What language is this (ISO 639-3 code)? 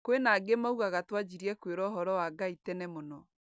kik